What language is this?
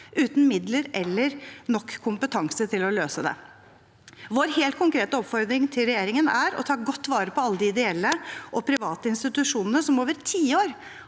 Norwegian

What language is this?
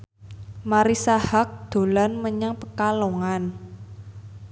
Javanese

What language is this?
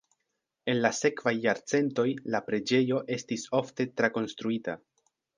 Esperanto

